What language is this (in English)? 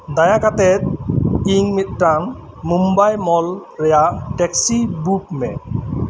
Santali